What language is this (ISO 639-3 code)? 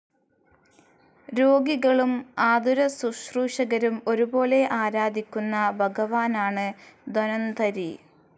mal